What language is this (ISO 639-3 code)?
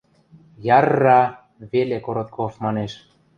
mrj